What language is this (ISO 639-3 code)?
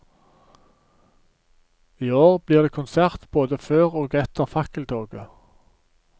nor